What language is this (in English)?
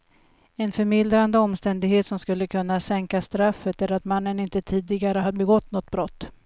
Swedish